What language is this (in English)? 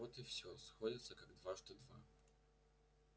Russian